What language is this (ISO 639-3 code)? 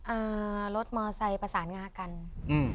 tha